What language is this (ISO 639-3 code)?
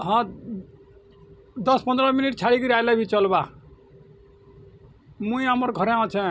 ori